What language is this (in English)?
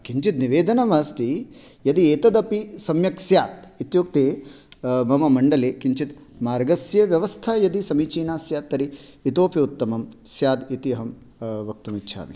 Sanskrit